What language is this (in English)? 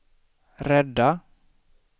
Swedish